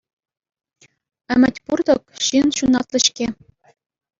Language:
Chuvash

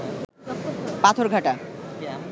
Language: Bangla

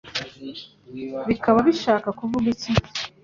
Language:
Kinyarwanda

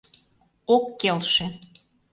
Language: Mari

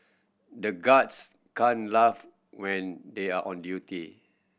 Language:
English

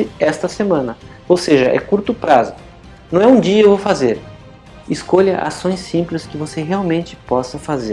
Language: Portuguese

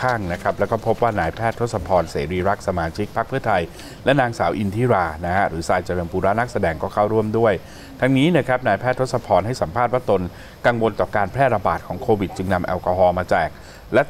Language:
Thai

